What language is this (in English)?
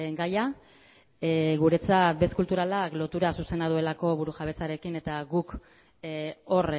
Basque